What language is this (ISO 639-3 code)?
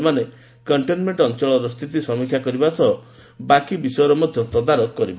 ori